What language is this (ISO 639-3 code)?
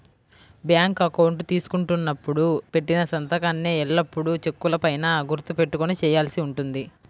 tel